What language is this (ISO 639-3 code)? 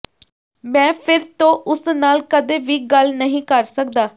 pan